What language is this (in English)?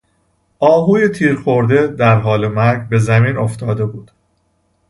Persian